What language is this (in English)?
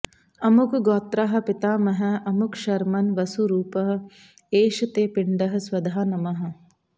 Sanskrit